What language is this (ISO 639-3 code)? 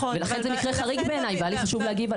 heb